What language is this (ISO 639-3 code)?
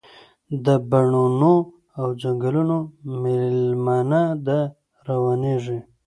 pus